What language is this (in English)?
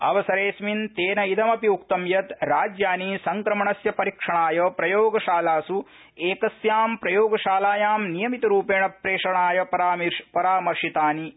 Sanskrit